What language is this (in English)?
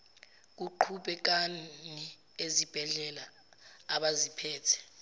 Zulu